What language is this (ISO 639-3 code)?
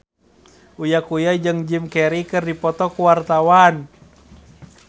sun